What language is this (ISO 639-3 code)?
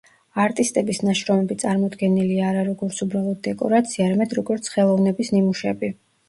kat